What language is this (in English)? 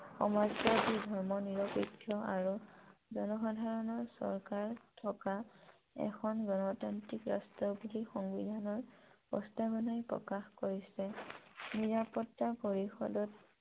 Assamese